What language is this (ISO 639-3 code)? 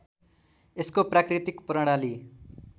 nep